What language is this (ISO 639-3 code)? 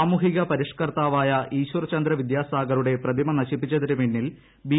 mal